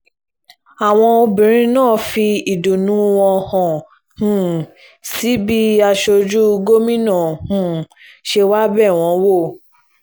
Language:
Yoruba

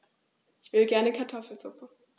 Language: German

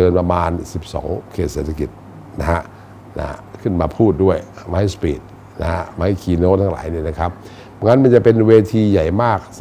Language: Thai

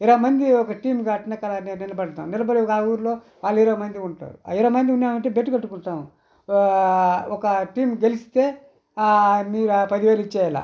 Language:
Telugu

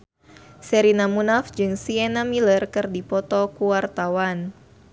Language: Sundanese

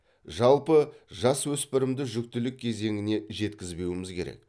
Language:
Kazakh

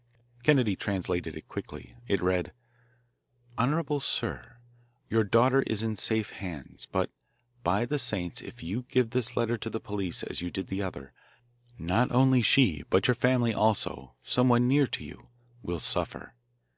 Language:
English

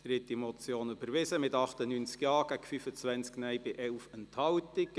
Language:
Swiss German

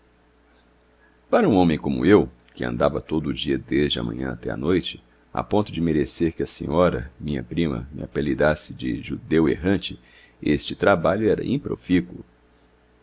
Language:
Portuguese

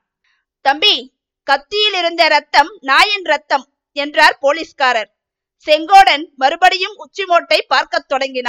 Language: Tamil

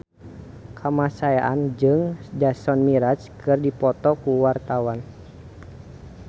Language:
Sundanese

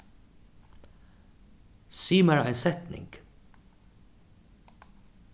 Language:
Faroese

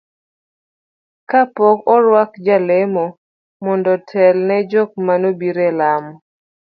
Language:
Luo (Kenya and Tanzania)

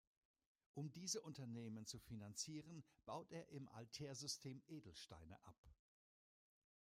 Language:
German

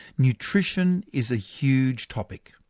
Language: English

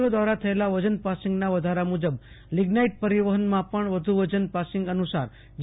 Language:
Gujarati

